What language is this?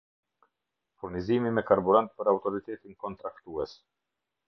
Albanian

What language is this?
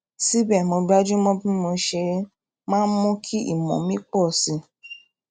Yoruba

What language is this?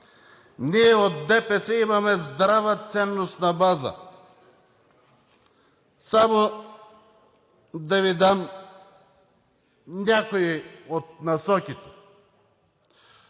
Bulgarian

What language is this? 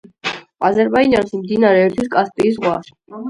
Georgian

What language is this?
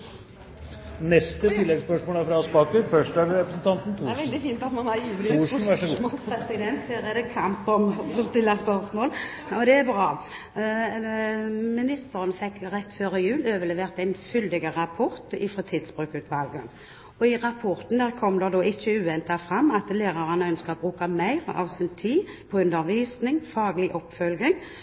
Norwegian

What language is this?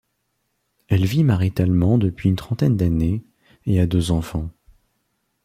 French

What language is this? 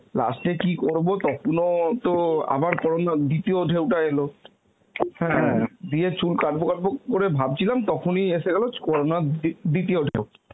Bangla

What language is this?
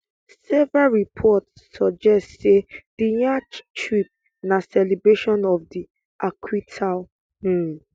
Nigerian Pidgin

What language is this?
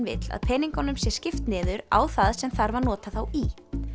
Icelandic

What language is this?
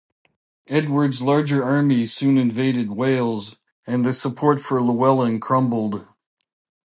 English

